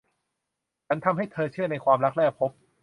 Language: Thai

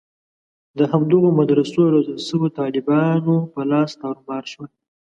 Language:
Pashto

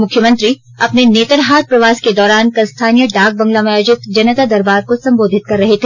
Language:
Hindi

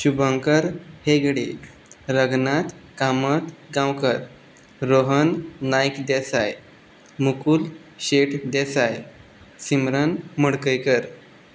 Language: Konkani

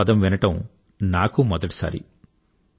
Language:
Telugu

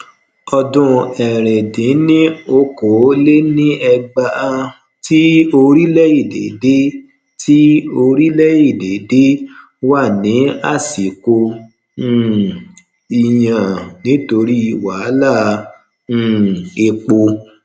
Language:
Yoruba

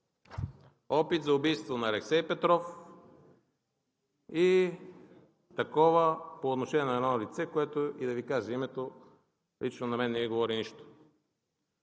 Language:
Bulgarian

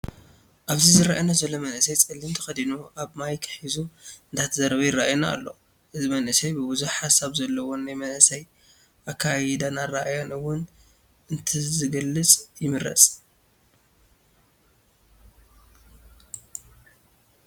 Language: Tigrinya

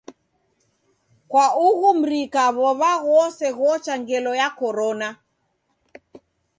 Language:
Taita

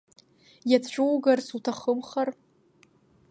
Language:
Abkhazian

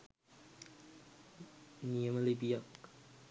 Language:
Sinhala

